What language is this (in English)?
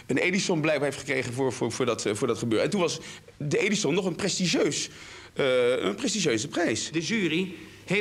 Dutch